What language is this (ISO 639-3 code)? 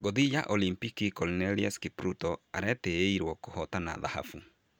kik